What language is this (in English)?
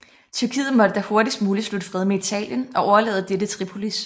Danish